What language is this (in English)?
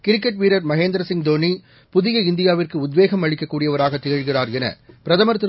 Tamil